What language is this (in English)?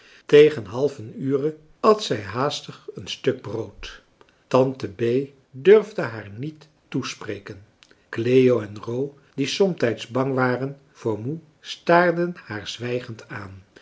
Dutch